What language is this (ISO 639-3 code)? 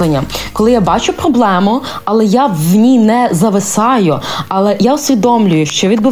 ukr